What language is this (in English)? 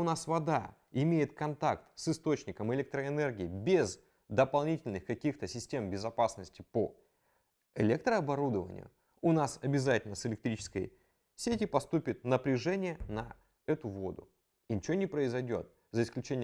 Russian